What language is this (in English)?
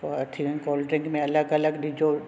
Sindhi